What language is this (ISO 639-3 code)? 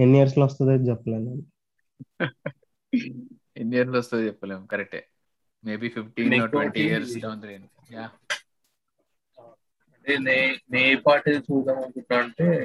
tel